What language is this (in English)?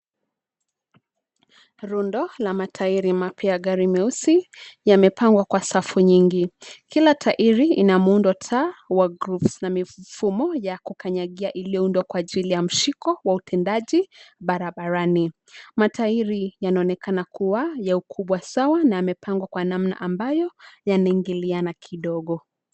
Swahili